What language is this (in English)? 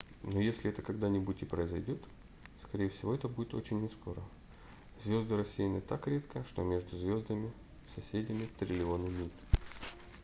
Russian